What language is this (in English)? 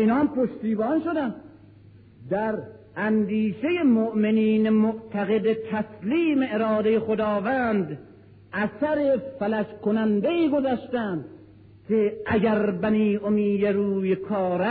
Persian